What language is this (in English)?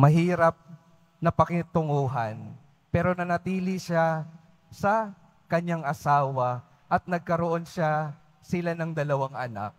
Filipino